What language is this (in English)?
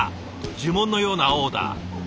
Japanese